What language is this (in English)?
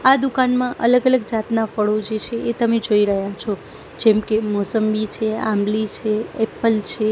Gujarati